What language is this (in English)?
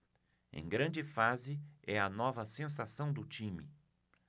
Portuguese